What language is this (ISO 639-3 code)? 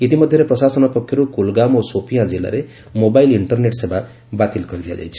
ori